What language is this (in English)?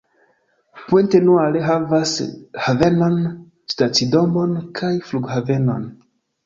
Esperanto